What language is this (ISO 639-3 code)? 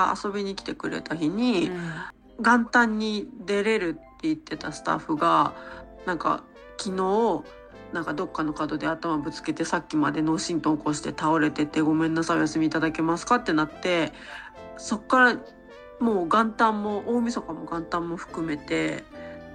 jpn